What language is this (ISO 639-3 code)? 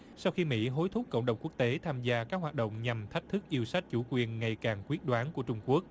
vie